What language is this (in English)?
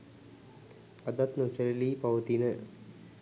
Sinhala